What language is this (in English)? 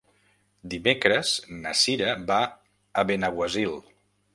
Catalan